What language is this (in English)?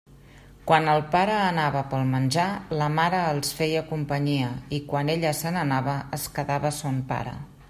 Catalan